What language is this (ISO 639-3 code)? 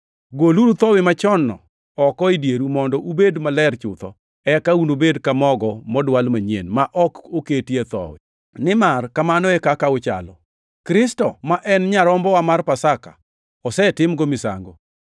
luo